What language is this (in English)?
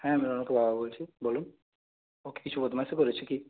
Bangla